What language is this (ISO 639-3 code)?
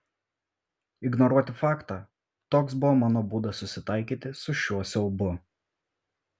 lit